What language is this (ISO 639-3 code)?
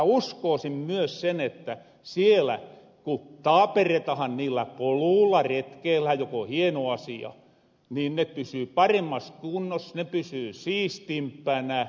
fin